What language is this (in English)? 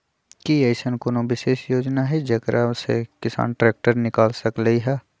Magahi